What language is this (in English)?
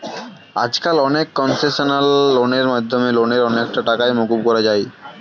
Bangla